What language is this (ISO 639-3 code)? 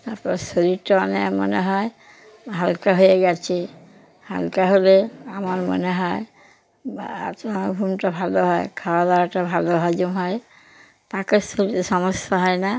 ben